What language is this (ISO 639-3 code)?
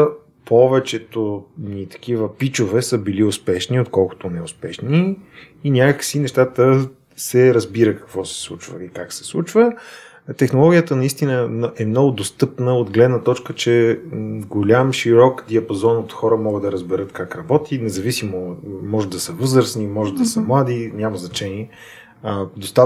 bul